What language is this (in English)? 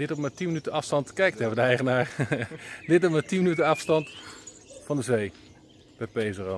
Dutch